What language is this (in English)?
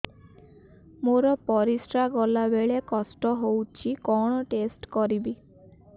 Odia